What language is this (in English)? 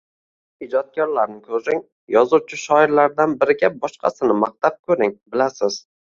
Uzbek